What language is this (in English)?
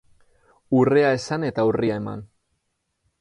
Basque